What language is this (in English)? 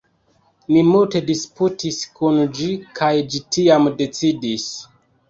Esperanto